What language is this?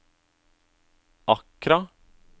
Norwegian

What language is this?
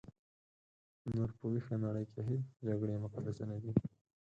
Pashto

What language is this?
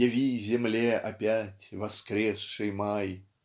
Russian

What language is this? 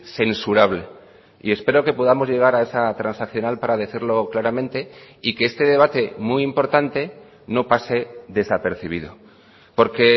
Spanish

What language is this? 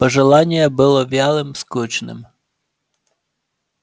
Russian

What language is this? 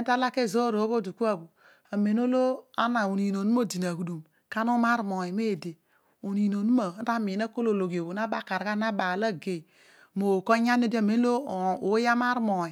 Odual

